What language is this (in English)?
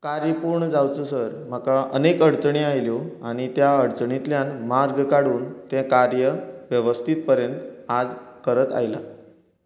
Konkani